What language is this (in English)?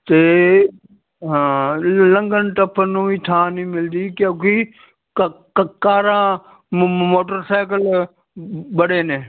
Punjabi